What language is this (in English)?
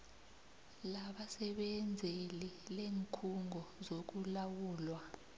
South Ndebele